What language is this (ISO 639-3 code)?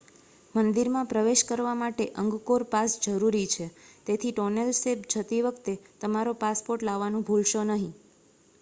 guj